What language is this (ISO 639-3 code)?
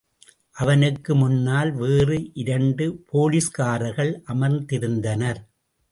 tam